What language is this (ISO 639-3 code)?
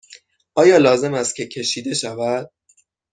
fas